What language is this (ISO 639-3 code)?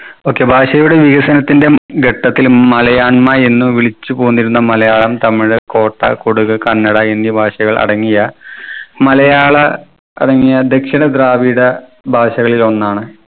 mal